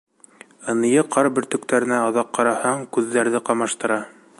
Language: Bashkir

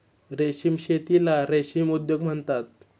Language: Marathi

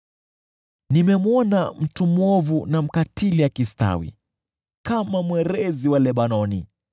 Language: Swahili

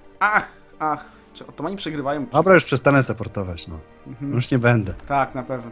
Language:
Polish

